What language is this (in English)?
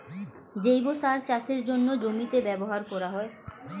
Bangla